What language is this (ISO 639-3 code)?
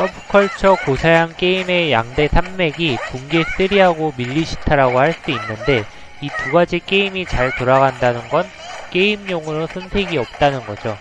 kor